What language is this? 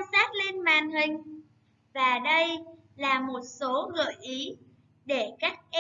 Vietnamese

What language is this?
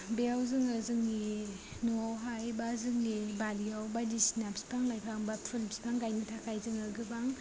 Bodo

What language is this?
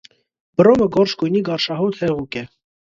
Armenian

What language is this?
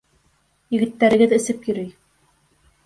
Bashkir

